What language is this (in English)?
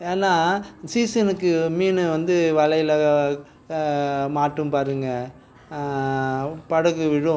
Tamil